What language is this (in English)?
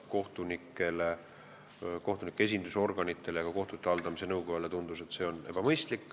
Estonian